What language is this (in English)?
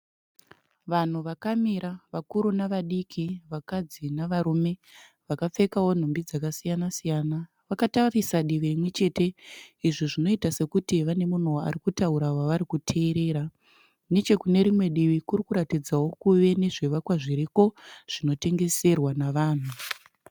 Shona